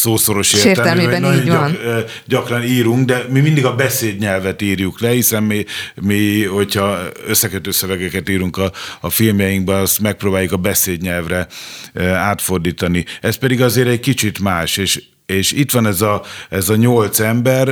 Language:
Hungarian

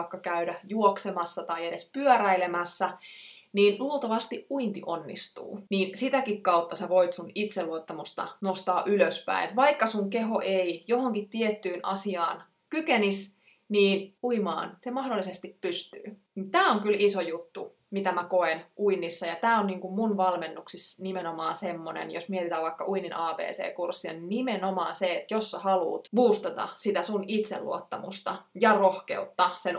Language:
Finnish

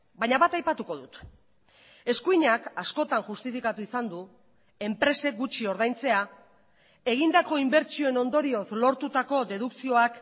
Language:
Basque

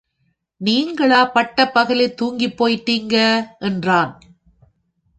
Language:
Tamil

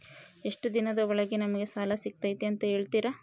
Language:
Kannada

